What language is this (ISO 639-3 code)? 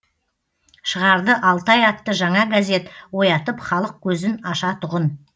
kaz